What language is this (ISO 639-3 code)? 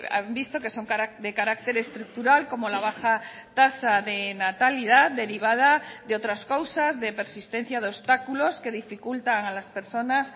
spa